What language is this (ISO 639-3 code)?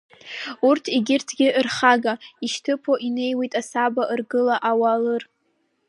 abk